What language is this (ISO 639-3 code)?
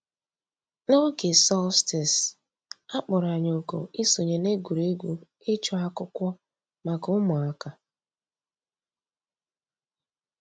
ibo